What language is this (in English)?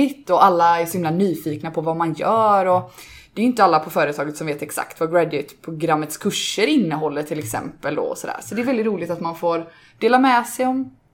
Swedish